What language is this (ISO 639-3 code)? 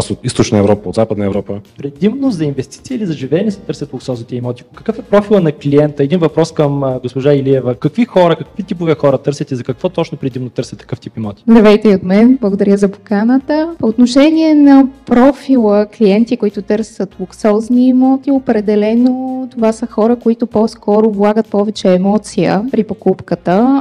bul